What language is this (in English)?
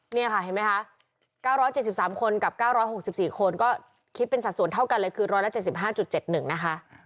Thai